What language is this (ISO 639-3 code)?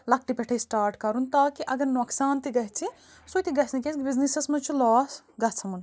kas